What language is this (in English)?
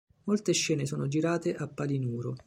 Italian